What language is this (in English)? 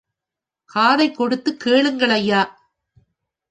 Tamil